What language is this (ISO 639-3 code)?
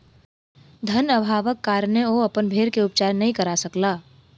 mai